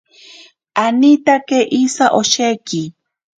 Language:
Ashéninka Perené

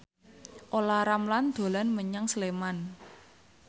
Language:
Javanese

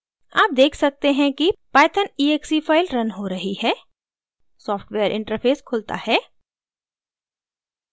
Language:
Hindi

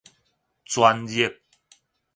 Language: Min Nan Chinese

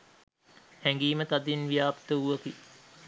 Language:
Sinhala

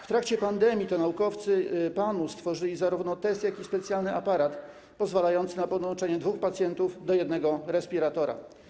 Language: Polish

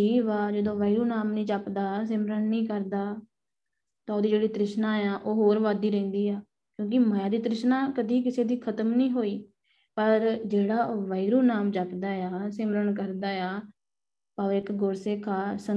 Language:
Punjabi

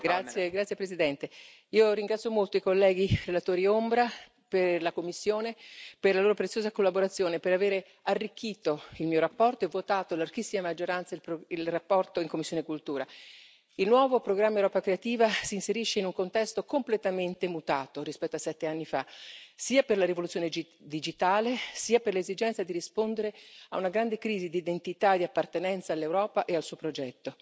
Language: Italian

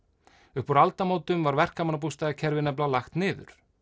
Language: Icelandic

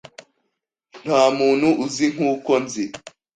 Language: Kinyarwanda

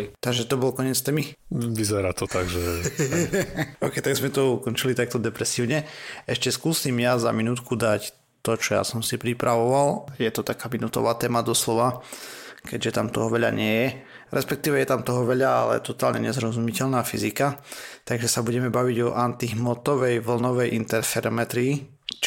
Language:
Slovak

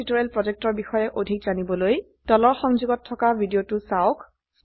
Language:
Assamese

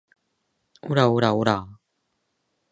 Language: Japanese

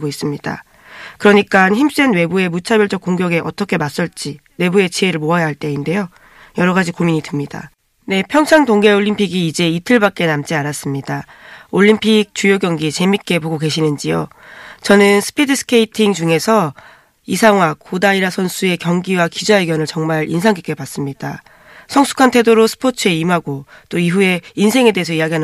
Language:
Korean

